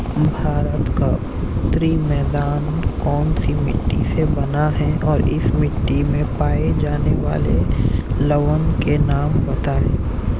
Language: Hindi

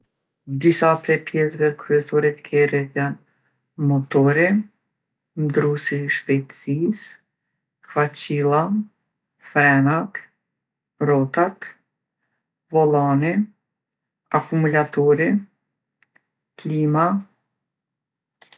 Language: Gheg Albanian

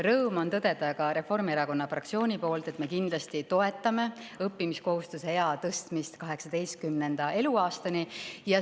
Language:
Estonian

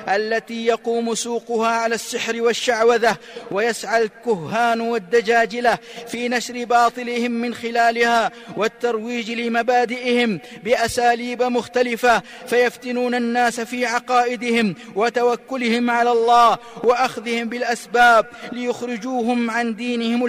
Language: Arabic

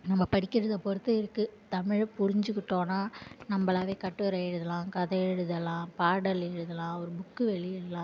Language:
Tamil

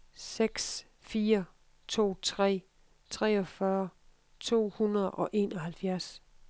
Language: Danish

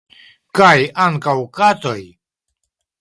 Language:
Esperanto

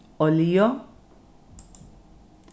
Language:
Faroese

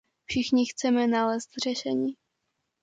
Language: Czech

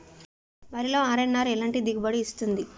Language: Telugu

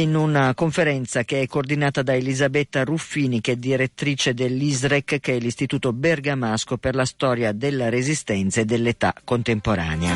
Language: Italian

